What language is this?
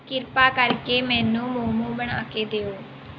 Punjabi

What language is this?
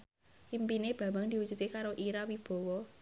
Javanese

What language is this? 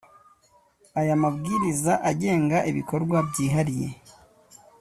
Kinyarwanda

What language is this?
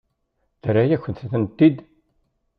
Kabyle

